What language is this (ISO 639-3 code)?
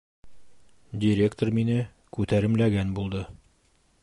bak